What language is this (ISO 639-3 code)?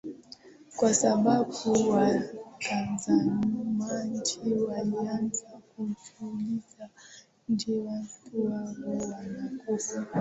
swa